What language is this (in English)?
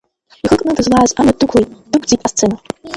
Abkhazian